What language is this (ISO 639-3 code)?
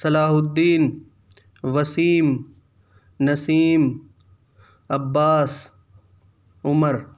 urd